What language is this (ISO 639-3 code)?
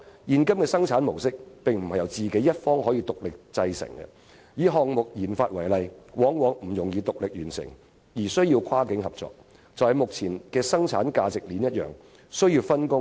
yue